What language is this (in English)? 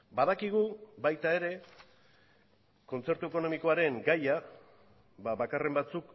Basque